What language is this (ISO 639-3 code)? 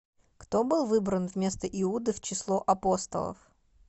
rus